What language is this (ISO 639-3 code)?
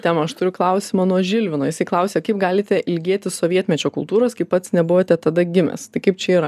lit